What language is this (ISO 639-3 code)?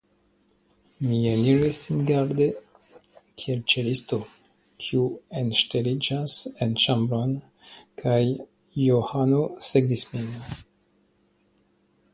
epo